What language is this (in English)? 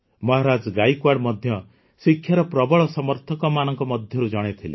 Odia